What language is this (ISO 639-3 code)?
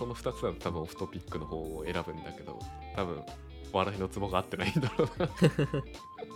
jpn